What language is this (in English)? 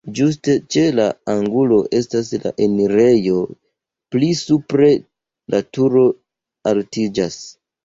Esperanto